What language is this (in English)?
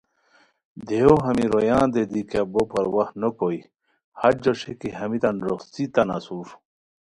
Khowar